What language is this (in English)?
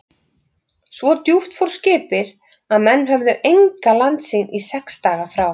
Icelandic